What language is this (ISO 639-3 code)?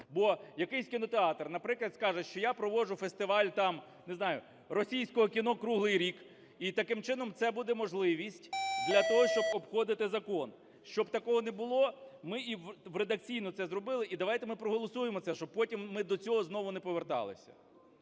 ukr